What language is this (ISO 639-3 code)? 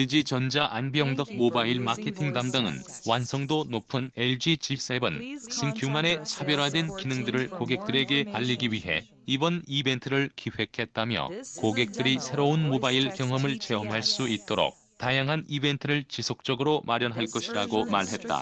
kor